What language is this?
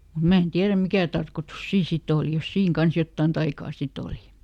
Finnish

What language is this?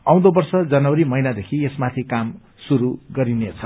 Nepali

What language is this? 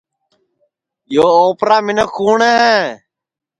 Sansi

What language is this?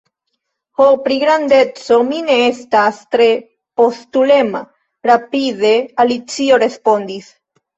Esperanto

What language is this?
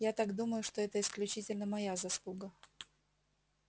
Russian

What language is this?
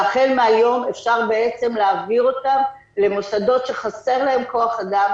Hebrew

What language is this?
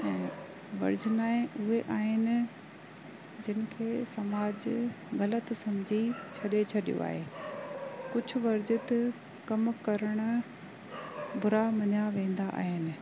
Sindhi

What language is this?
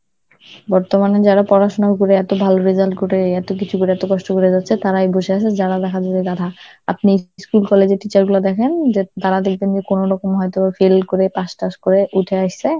Bangla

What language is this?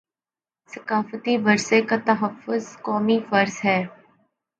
Urdu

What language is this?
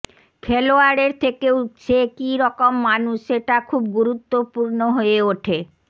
Bangla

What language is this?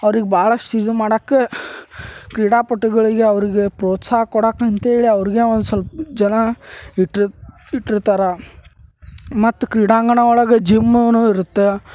Kannada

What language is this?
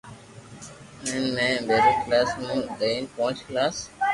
Loarki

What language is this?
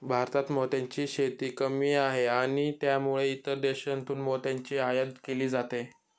Marathi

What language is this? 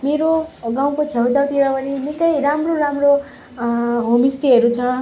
Nepali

